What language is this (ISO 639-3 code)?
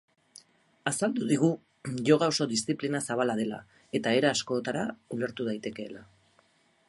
eus